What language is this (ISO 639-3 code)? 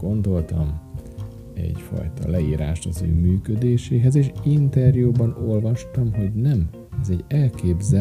hun